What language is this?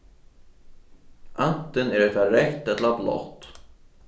Faroese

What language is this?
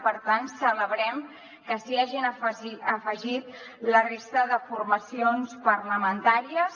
Catalan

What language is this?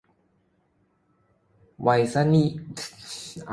Thai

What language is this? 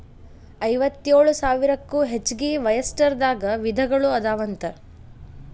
Kannada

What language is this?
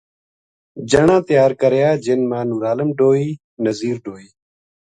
Gujari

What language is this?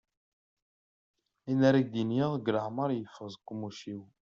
Kabyle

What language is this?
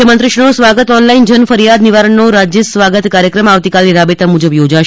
Gujarati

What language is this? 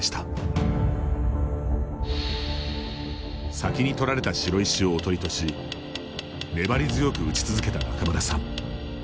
Japanese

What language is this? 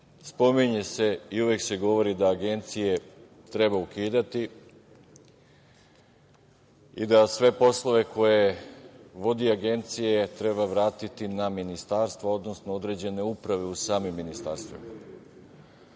Serbian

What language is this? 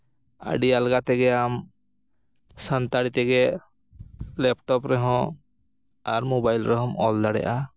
Santali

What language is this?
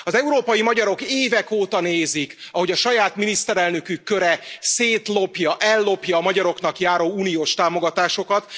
Hungarian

